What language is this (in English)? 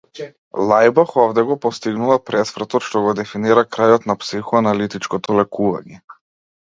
Macedonian